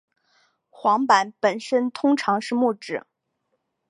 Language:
Chinese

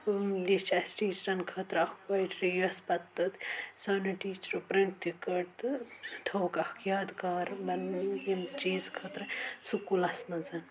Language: Kashmiri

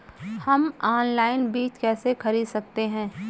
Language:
Hindi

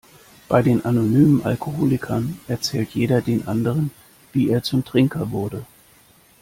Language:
German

